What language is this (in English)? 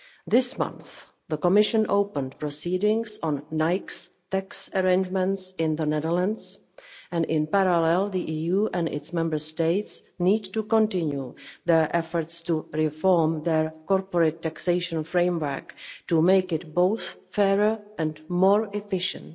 English